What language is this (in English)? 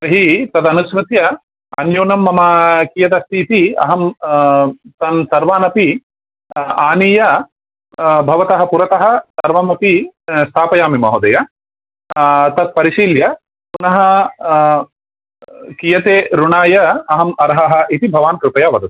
Sanskrit